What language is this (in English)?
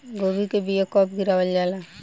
Bhojpuri